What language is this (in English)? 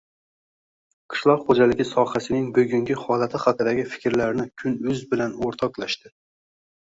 Uzbek